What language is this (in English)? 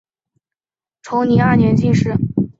Chinese